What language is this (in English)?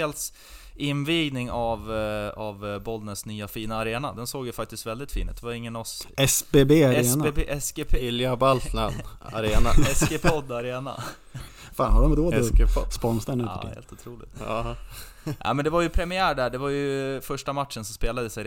Swedish